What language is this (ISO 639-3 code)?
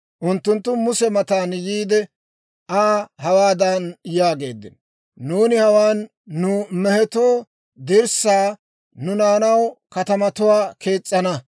dwr